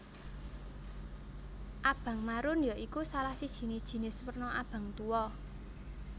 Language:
Javanese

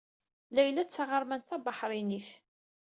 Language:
Kabyle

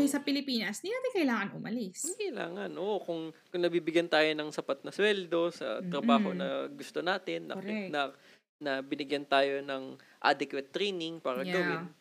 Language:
Filipino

